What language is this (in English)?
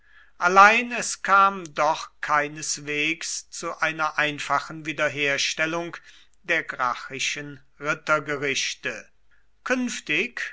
German